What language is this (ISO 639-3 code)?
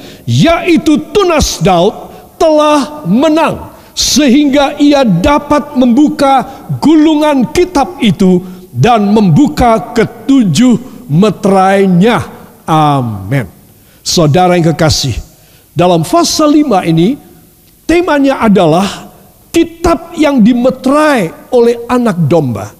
ind